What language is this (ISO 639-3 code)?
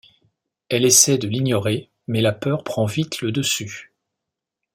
fra